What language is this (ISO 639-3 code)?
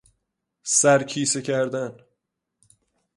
fas